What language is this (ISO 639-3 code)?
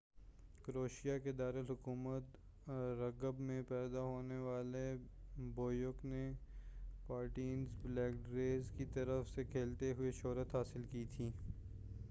urd